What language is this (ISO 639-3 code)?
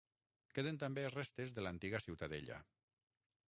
cat